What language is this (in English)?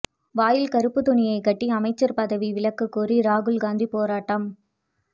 Tamil